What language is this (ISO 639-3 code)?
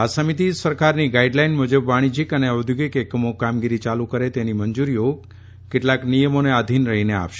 guj